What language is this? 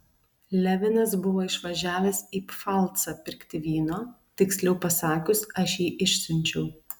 Lithuanian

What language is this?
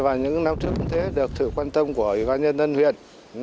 Vietnamese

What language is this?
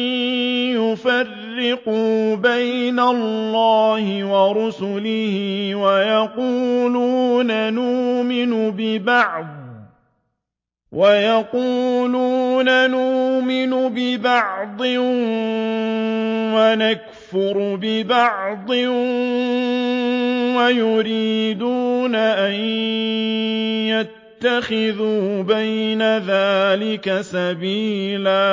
Arabic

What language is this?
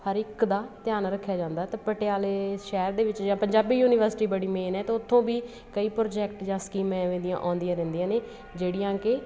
Punjabi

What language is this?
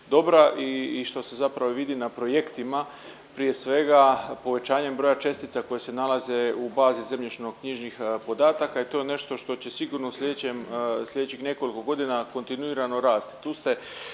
Croatian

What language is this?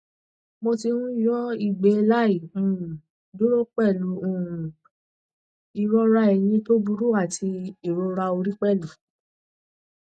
Yoruba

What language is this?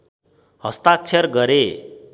Nepali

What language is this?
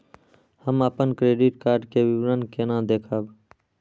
Maithili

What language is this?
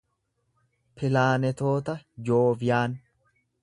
Oromo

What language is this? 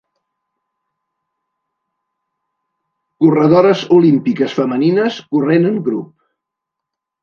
Catalan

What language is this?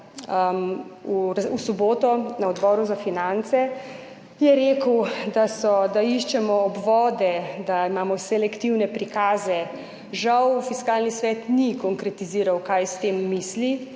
Slovenian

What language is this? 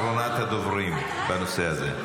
Hebrew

